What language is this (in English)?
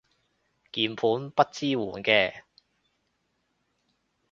Cantonese